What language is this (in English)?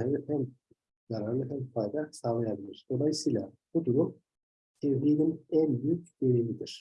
Turkish